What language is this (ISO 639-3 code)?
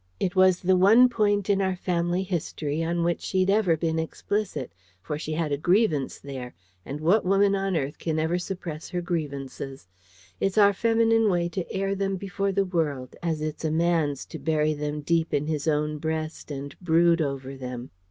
eng